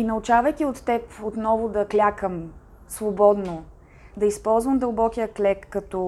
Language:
Bulgarian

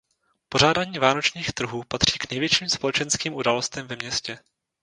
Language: Czech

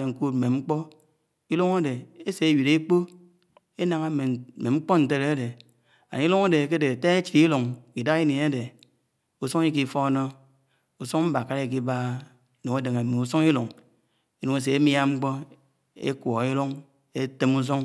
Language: Anaang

